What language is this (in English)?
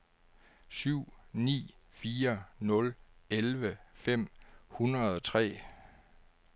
Danish